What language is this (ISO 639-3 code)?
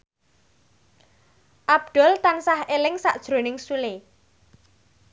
jav